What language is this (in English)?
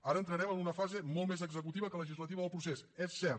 Catalan